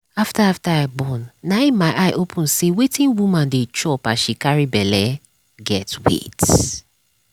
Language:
Nigerian Pidgin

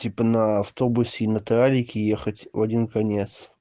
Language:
Russian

